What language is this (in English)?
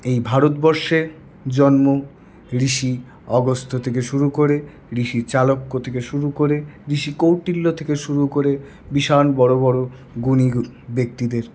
Bangla